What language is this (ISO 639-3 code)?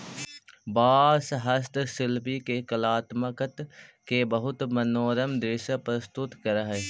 mag